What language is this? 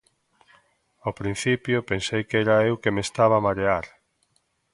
Galician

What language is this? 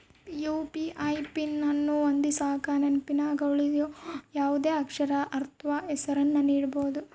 Kannada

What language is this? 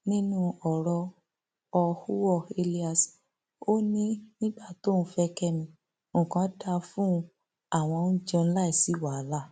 Yoruba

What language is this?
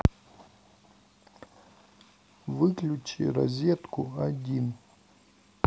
Russian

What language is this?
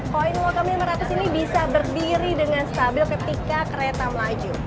Indonesian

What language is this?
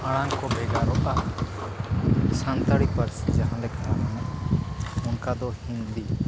Santali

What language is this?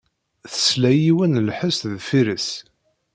Kabyle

